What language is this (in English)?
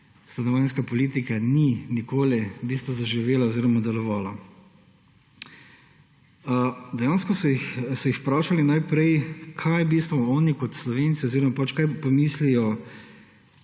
Slovenian